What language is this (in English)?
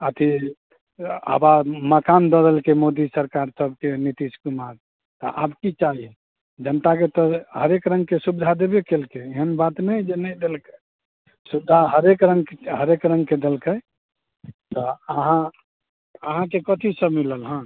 Maithili